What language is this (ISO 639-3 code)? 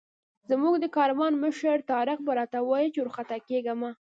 pus